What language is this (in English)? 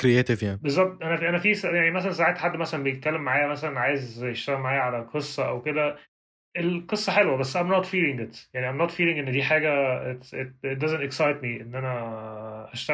Arabic